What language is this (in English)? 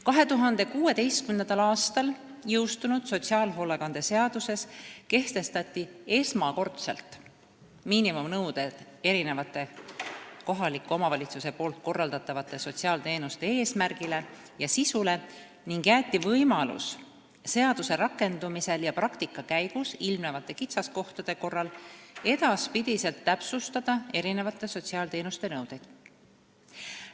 Estonian